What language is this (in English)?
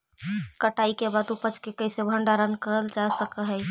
Magahi